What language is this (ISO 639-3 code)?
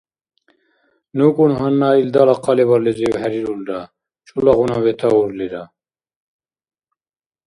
dar